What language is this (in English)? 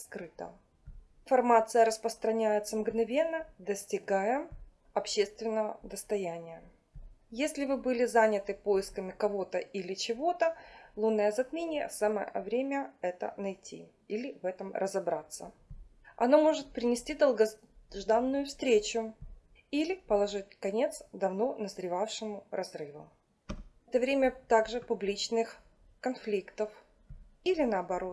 Russian